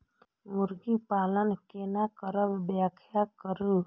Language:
Maithili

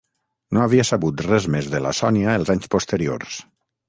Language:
Catalan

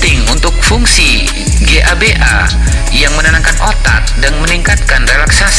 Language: Indonesian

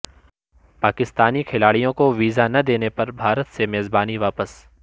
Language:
Urdu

